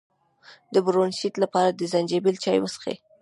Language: Pashto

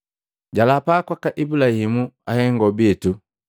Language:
Matengo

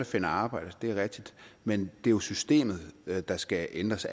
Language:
Danish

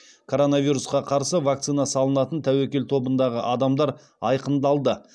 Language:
Kazakh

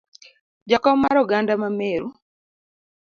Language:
Luo (Kenya and Tanzania)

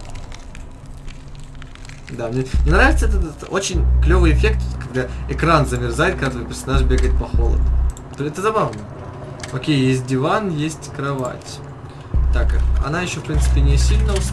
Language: Russian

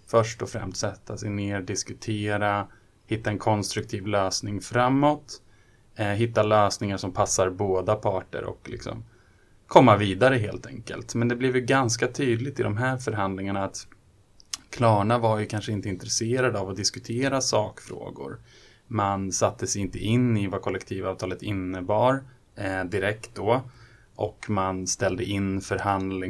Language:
Swedish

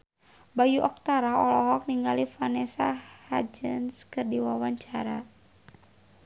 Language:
Sundanese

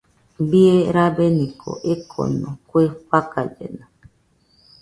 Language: Nüpode Huitoto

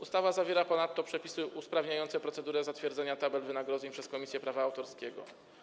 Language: Polish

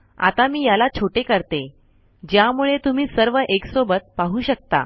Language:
Marathi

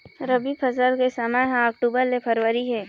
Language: Chhattisgarhi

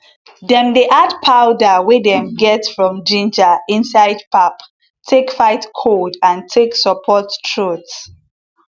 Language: Nigerian Pidgin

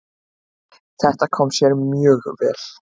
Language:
Icelandic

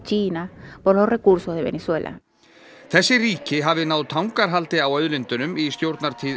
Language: Icelandic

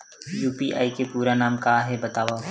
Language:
Chhattisgarhi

